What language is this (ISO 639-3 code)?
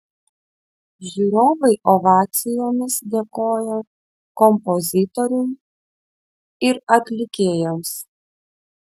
lit